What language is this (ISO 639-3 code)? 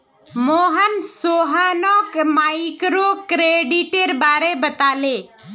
mag